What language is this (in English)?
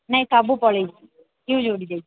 Odia